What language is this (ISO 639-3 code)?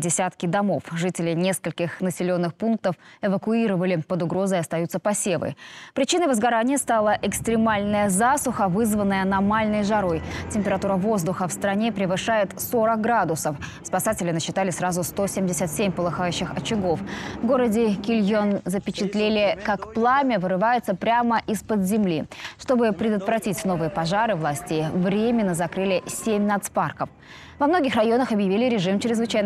rus